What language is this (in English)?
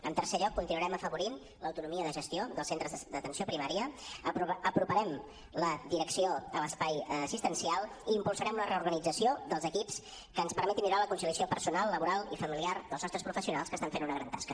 Catalan